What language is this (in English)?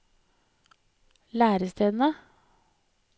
Norwegian